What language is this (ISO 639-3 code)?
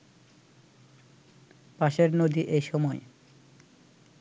ben